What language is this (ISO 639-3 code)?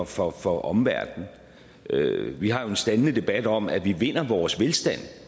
dan